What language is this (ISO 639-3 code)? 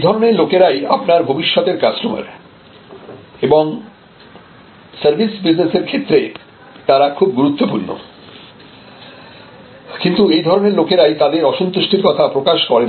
ben